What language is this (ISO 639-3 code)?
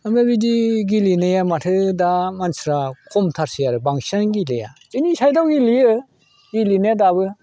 brx